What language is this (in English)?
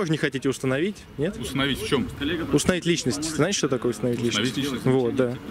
Russian